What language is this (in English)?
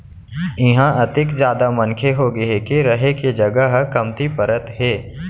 Chhattisgarhi